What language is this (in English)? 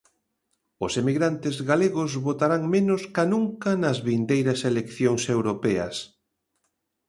Galician